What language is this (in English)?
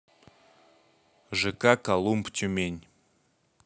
Russian